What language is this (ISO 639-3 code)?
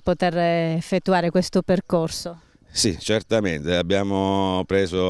ita